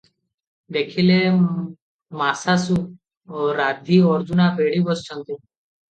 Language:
Odia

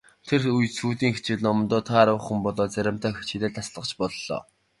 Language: Mongolian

